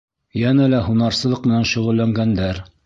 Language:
Bashkir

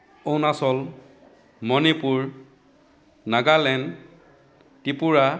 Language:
Assamese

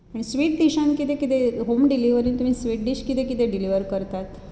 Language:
Konkani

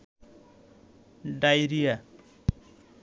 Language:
Bangla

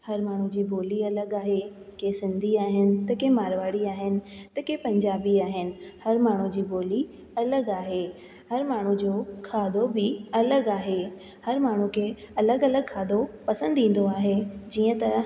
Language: Sindhi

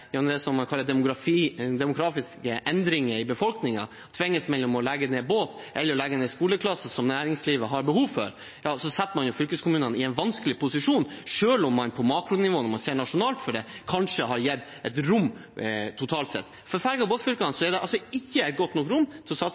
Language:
Norwegian Bokmål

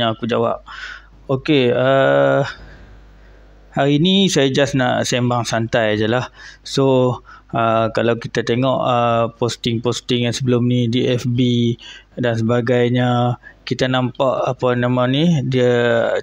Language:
Malay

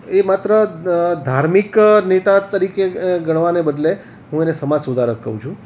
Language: Gujarati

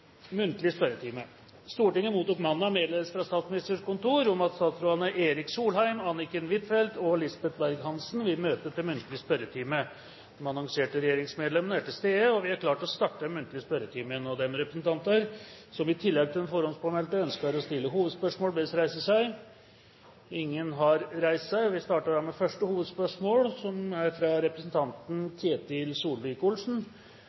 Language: Norwegian Bokmål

